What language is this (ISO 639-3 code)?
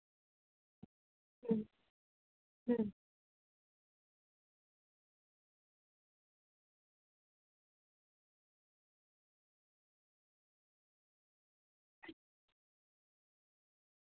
sat